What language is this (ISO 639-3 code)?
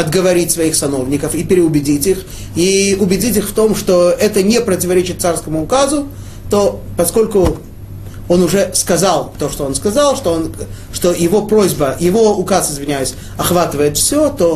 rus